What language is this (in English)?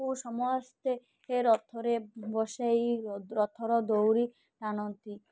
Odia